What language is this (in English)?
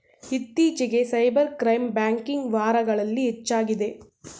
Kannada